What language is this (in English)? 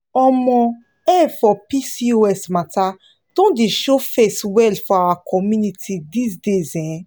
Nigerian Pidgin